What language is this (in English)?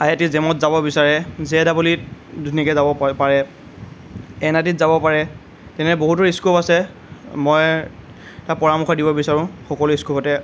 Assamese